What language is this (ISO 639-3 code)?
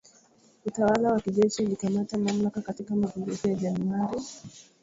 swa